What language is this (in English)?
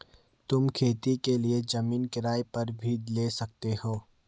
Hindi